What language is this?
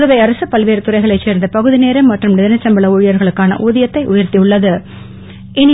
Tamil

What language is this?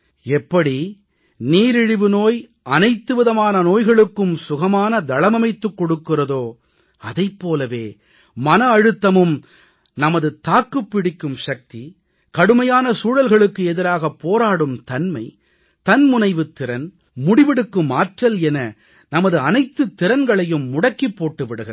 Tamil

